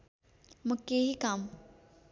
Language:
Nepali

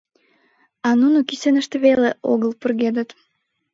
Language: Mari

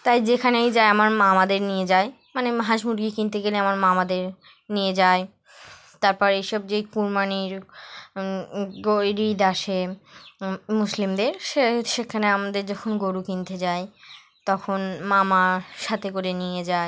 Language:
Bangla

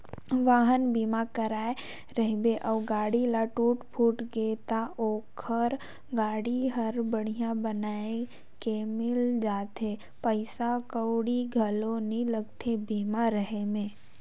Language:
Chhattisgarhi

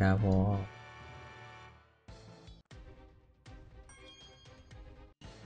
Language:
Thai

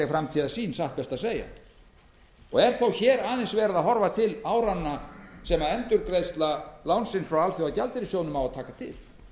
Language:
Icelandic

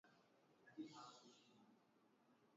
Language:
Swahili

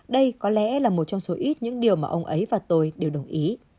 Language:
Vietnamese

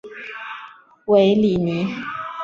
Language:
Chinese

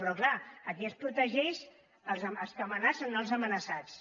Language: Catalan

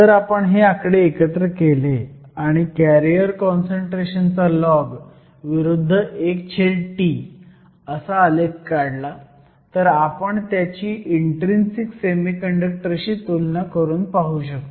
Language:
Marathi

